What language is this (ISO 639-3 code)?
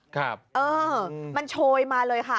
tha